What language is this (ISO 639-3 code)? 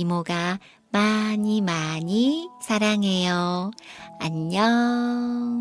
kor